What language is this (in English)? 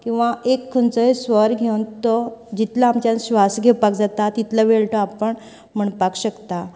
Konkani